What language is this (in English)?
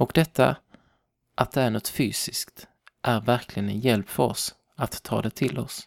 Swedish